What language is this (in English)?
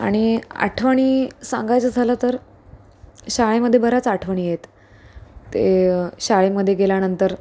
Marathi